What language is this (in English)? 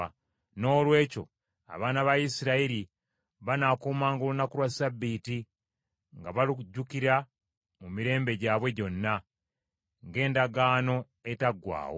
Ganda